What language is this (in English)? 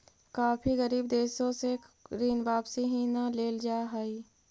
Magahi